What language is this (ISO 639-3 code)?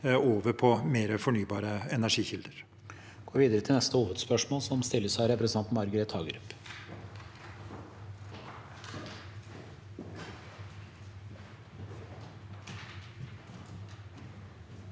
nor